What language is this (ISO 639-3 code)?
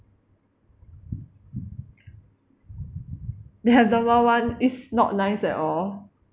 eng